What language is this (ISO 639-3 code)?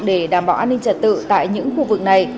vie